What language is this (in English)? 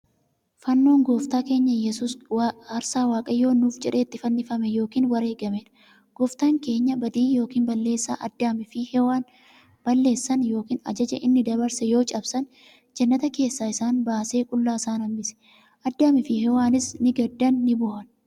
Oromo